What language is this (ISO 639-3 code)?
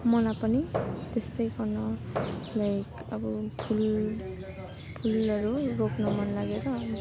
nep